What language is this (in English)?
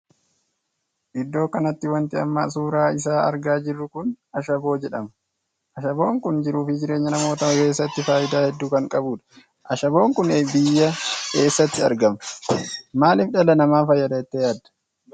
Oromo